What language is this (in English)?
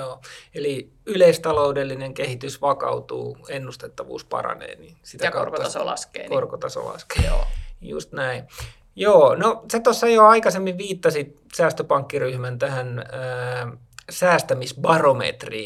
Finnish